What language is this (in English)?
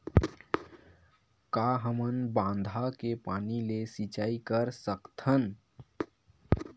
Chhattisgarhi